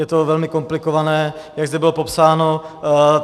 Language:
Czech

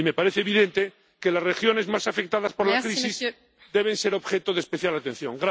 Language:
Spanish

